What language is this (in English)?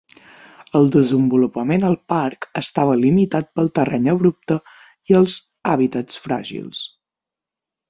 Catalan